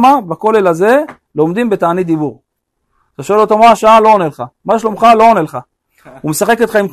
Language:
Hebrew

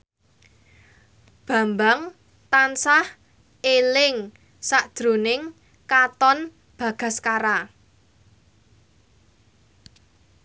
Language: Javanese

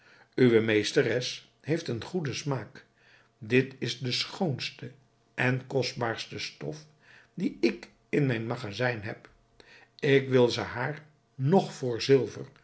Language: Dutch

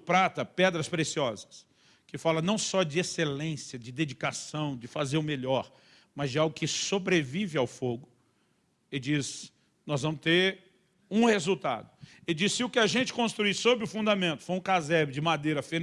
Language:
Portuguese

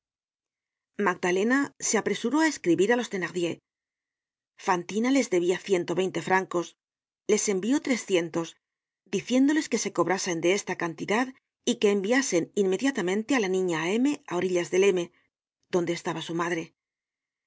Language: Spanish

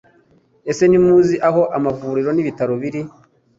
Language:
Kinyarwanda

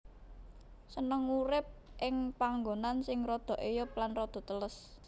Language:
Javanese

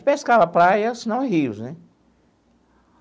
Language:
Portuguese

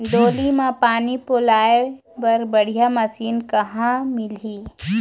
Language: Chhattisgarhi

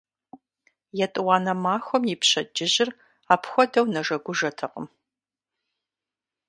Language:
Kabardian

